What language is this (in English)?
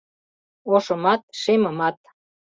Mari